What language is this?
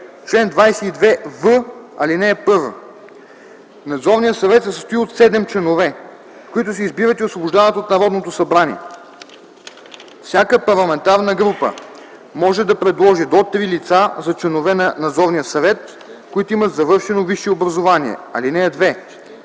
Bulgarian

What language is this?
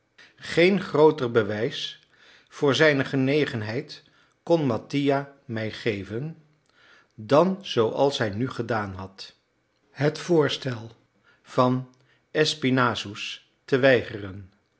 Dutch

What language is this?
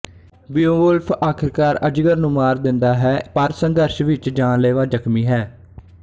Punjabi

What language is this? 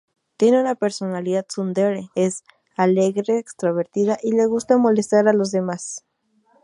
Spanish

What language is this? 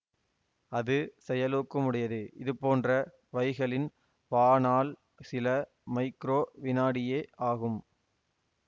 Tamil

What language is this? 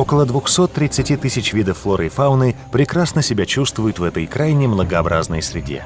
Russian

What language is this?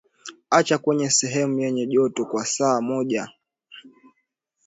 Swahili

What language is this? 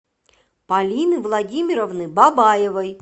Russian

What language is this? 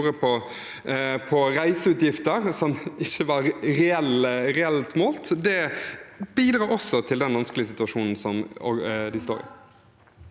Norwegian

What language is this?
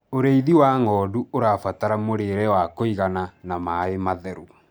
Kikuyu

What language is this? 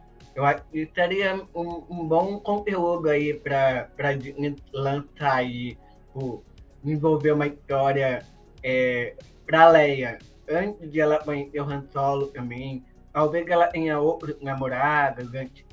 Portuguese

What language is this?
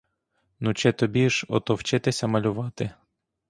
Ukrainian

